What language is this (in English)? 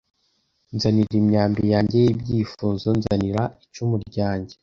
Kinyarwanda